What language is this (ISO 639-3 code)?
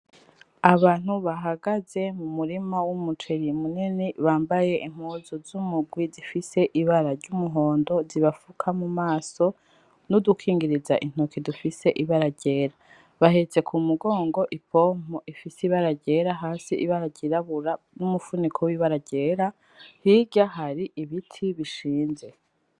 run